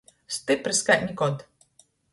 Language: Latgalian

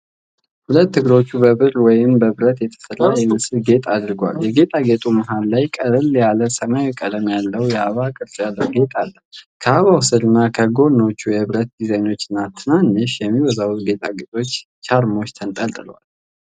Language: Amharic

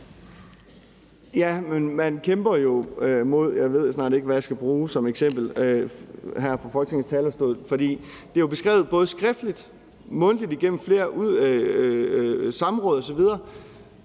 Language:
Danish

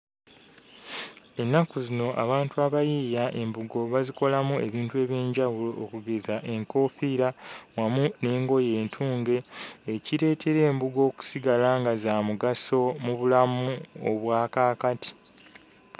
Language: Ganda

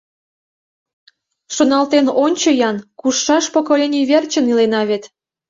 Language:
Mari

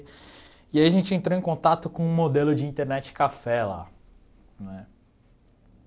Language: Portuguese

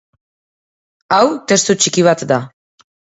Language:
Basque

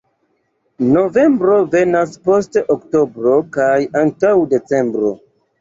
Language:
Esperanto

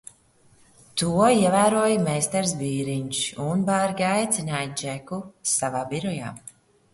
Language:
Latvian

